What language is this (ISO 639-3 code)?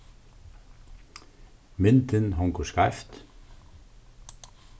fao